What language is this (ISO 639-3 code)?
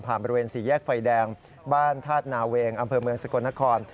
tha